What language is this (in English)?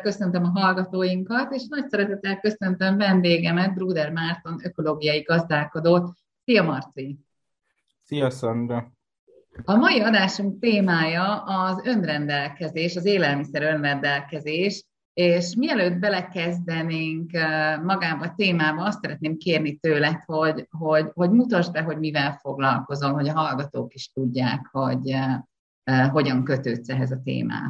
Hungarian